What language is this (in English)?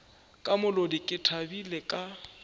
Northern Sotho